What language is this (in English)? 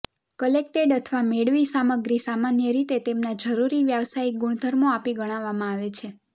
Gujarati